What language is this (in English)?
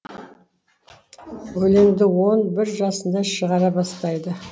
Kazakh